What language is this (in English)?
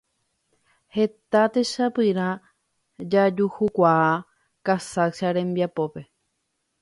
Guarani